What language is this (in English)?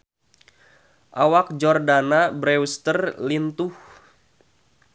Sundanese